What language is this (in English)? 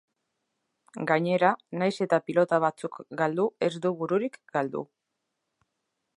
Basque